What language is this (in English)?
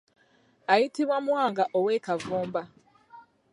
Ganda